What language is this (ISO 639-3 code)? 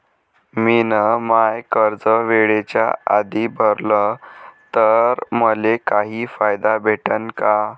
mar